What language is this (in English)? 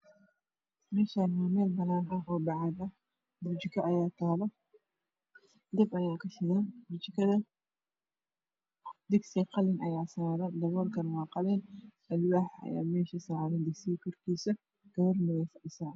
Somali